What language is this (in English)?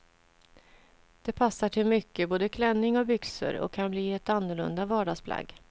Swedish